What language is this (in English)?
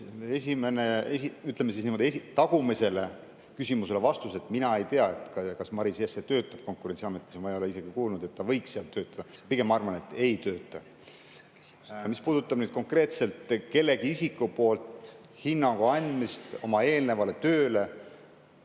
Estonian